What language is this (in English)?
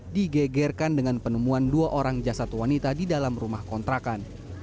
Indonesian